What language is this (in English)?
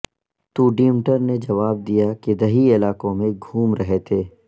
Urdu